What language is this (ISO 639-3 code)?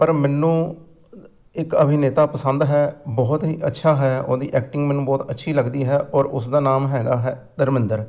pan